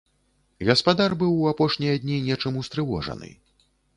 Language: Belarusian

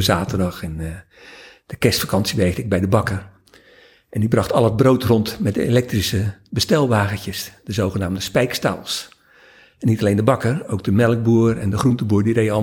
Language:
Dutch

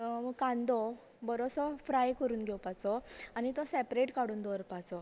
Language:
Konkani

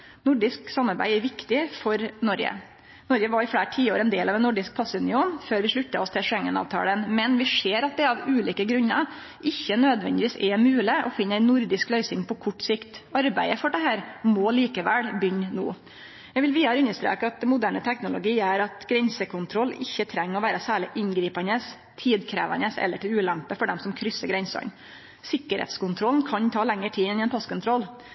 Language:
Norwegian Nynorsk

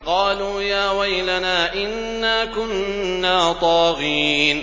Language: Arabic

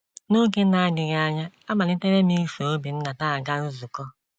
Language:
Igbo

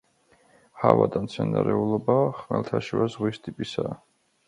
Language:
Georgian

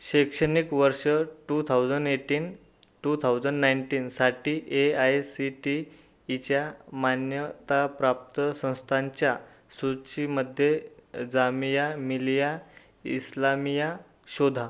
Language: Marathi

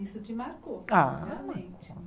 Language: Portuguese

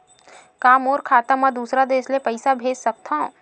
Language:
Chhattisgarhi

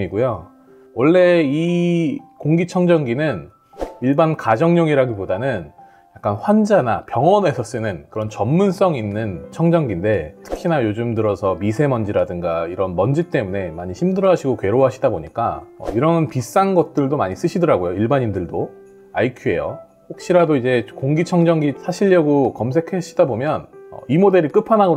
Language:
Korean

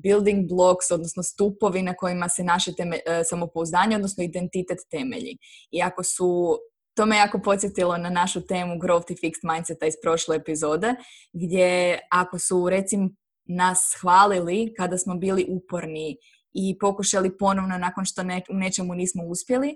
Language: Croatian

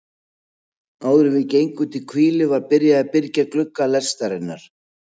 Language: Icelandic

